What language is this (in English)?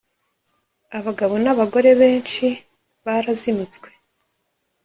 Kinyarwanda